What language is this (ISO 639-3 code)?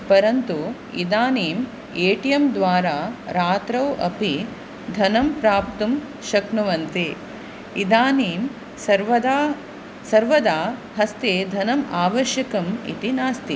san